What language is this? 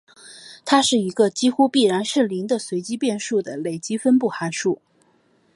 Chinese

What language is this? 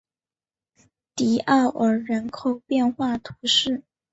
Chinese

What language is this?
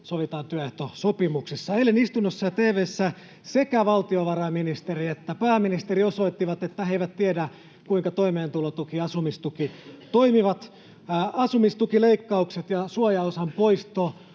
Finnish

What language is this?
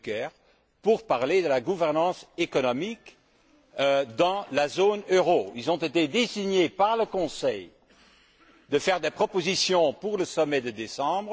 French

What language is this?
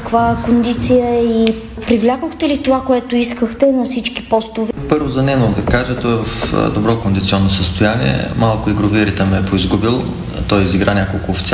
Bulgarian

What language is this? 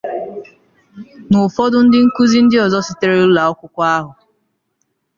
Igbo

